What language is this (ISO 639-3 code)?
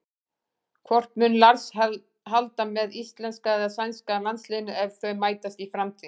isl